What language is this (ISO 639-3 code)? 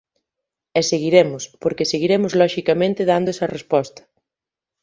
glg